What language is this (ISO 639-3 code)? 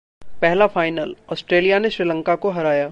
hin